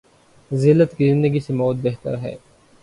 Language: Urdu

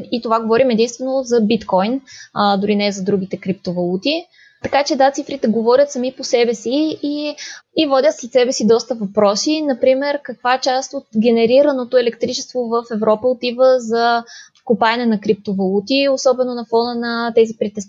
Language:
Bulgarian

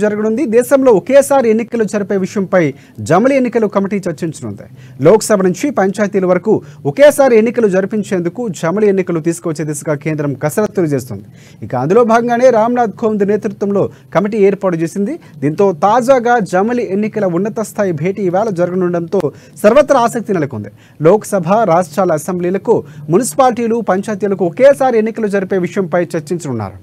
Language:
Telugu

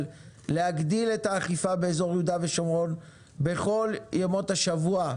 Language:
Hebrew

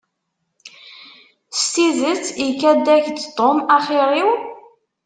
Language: Kabyle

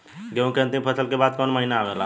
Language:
Bhojpuri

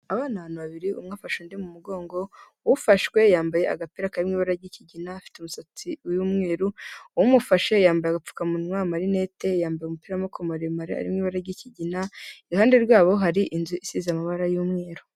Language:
Kinyarwanda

